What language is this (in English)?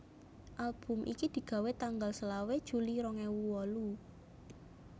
Javanese